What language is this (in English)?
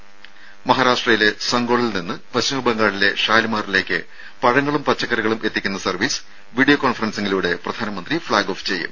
Malayalam